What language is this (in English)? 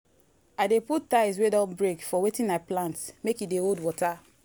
Nigerian Pidgin